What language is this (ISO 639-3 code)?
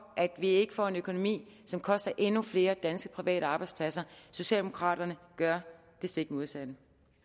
dan